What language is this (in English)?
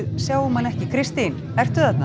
Icelandic